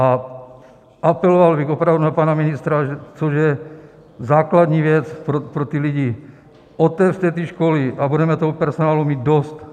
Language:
Czech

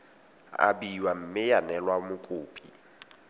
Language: Tswana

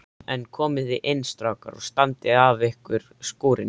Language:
Icelandic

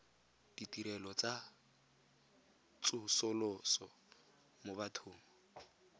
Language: Tswana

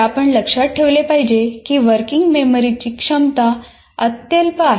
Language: Marathi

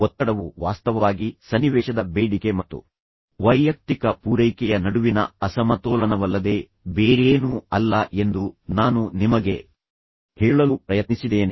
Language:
Kannada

